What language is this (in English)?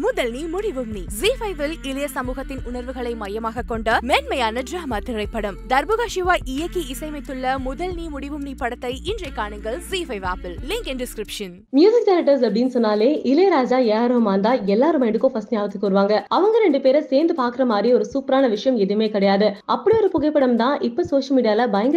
Romanian